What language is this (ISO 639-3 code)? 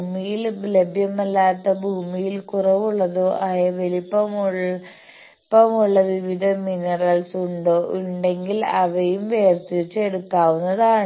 mal